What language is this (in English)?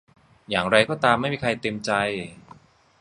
Thai